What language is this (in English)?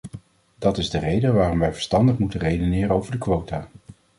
Dutch